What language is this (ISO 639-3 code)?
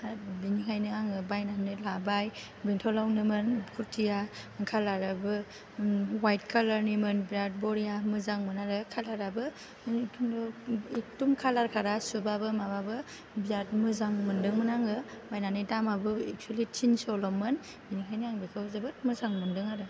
brx